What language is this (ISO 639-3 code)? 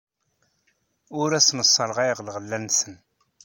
kab